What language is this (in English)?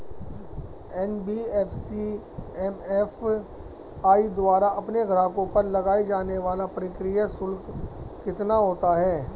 Hindi